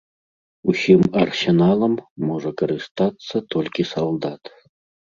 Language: Belarusian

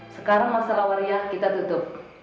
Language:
Indonesian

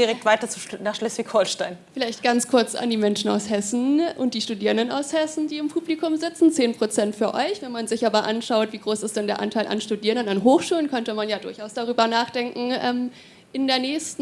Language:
German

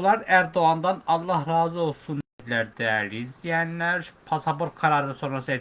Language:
Turkish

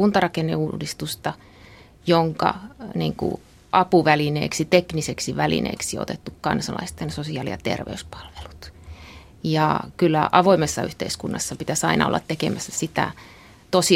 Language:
Finnish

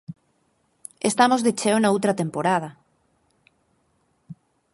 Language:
Galician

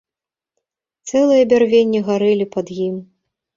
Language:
Belarusian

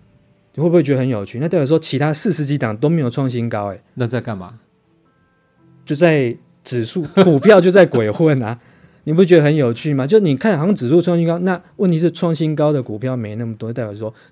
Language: Chinese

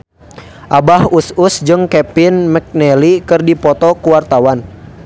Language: Sundanese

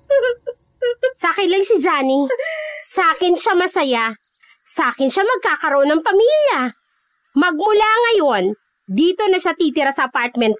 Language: Filipino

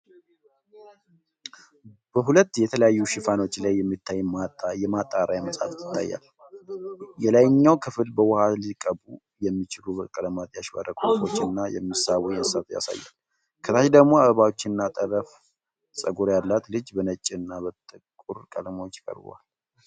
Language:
Amharic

